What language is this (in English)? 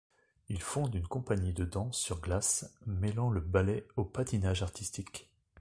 French